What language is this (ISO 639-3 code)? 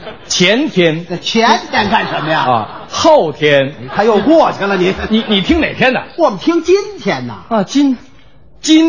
zho